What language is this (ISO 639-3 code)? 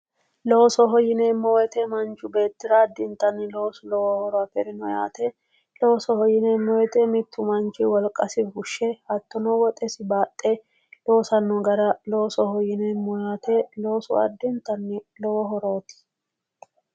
sid